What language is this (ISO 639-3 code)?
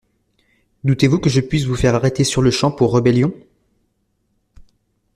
fra